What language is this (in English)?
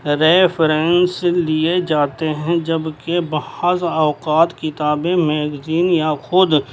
Urdu